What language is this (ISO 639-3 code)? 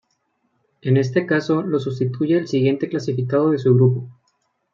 spa